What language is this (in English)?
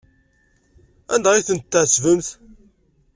Kabyle